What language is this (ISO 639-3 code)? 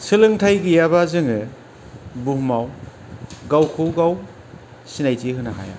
brx